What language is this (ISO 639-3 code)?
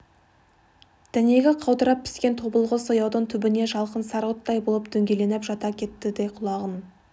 kaz